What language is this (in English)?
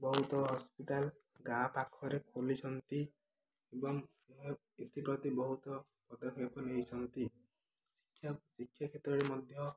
Odia